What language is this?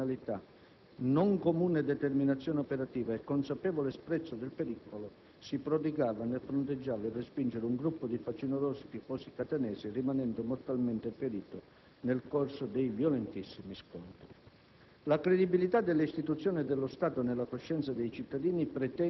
Italian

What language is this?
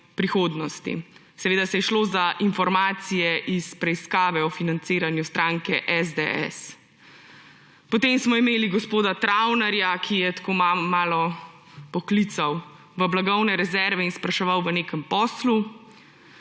Slovenian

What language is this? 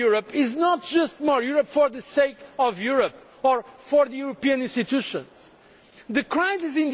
English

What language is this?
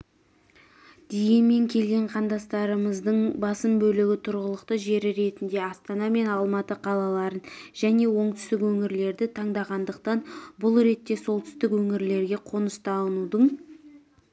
Kazakh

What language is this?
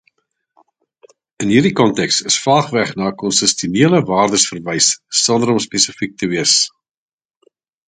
Afrikaans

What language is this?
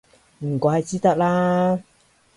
Cantonese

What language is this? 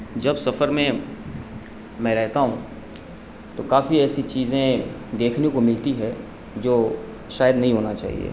Urdu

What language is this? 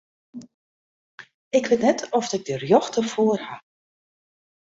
Western Frisian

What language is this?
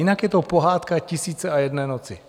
Czech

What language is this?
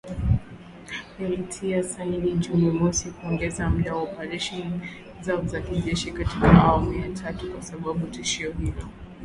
Swahili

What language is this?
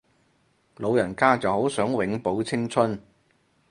Cantonese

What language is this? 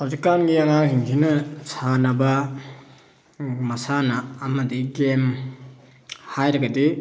Manipuri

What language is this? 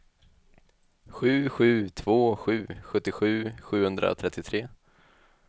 Swedish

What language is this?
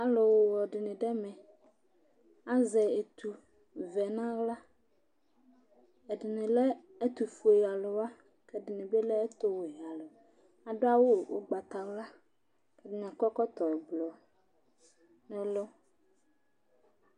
Ikposo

